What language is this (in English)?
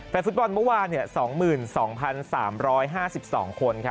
Thai